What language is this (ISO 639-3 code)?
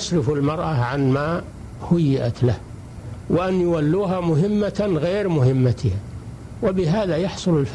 ara